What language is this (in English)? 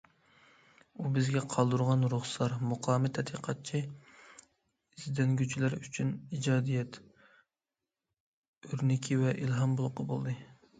Uyghur